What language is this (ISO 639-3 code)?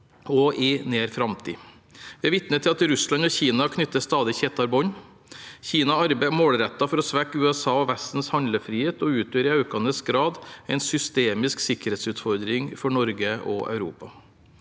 nor